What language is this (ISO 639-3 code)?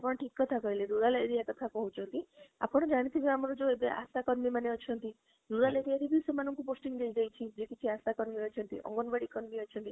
ori